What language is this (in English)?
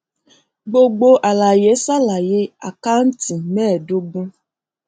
Yoruba